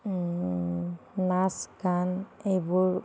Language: Assamese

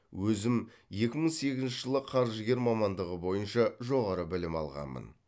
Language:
Kazakh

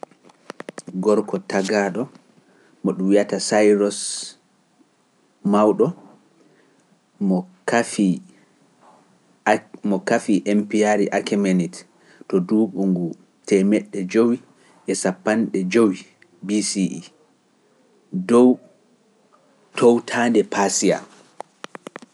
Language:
Pular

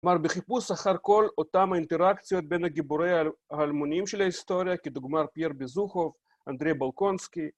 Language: Hebrew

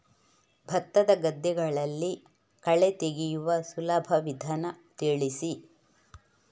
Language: Kannada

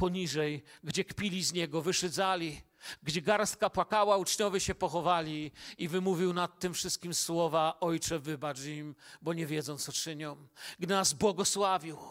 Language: Polish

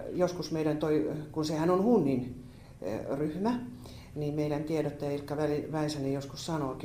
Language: Finnish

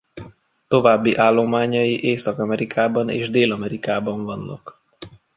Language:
Hungarian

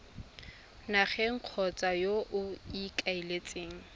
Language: Tswana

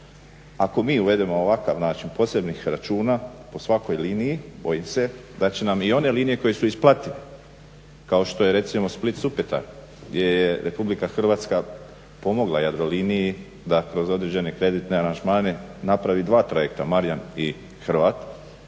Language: Croatian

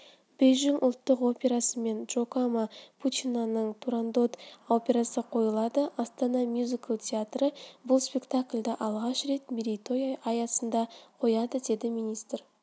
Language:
Kazakh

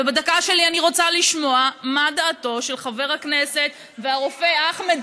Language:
Hebrew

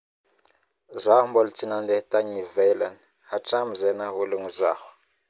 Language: Northern Betsimisaraka Malagasy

